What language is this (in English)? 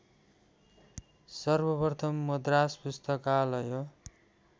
Nepali